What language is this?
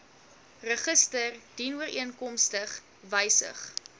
Afrikaans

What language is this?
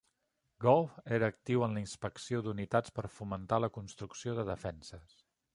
Catalan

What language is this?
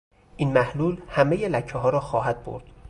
Persian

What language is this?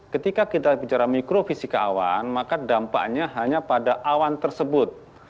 Indonesian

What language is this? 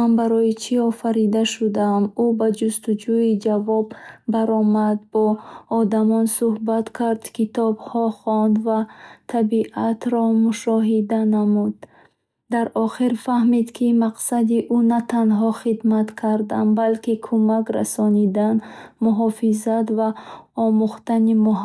Bukharic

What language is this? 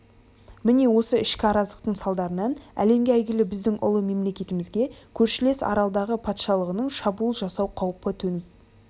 Kazakh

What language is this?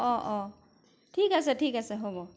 Assamese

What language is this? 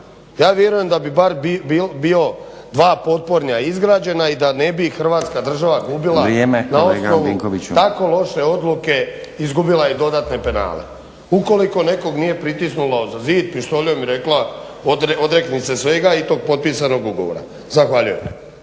Croatian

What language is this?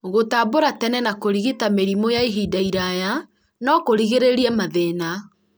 Kikuyu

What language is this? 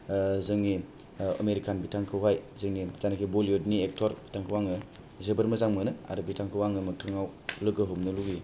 Bodo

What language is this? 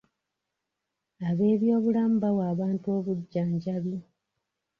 Ganda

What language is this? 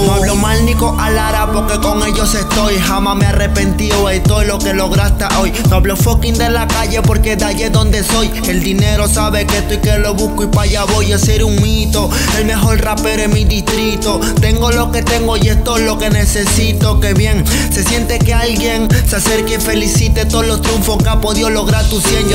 Bulgarian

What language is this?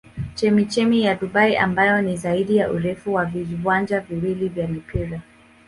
Swahili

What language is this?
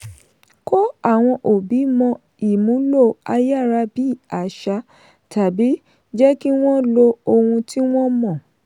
Yoruba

